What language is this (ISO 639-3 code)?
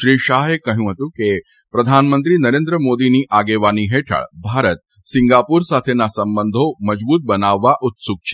guj